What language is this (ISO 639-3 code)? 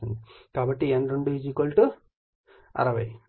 tel